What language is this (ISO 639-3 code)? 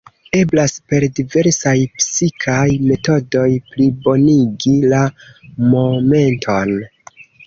epo